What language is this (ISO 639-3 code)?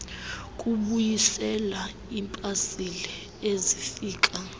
xho